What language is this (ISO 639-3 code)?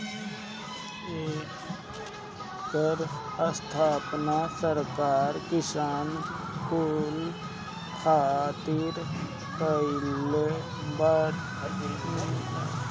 bho